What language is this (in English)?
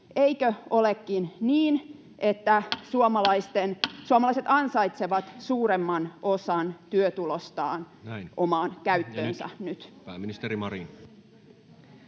Finnish